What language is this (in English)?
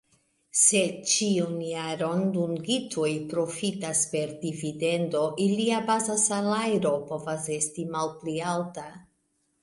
Esperanto